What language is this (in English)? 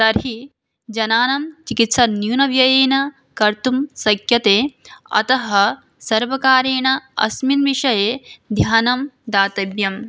Sanskrit